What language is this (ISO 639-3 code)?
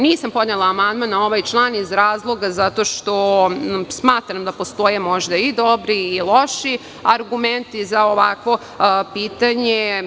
srp